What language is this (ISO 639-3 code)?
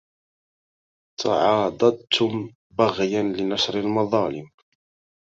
ara